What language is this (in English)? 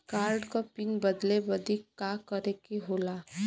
Bhojpuri